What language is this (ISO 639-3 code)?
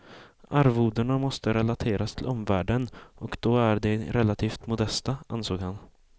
swe